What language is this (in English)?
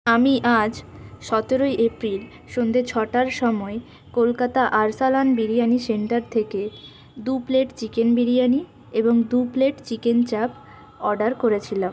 Bangla